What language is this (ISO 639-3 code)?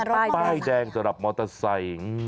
tha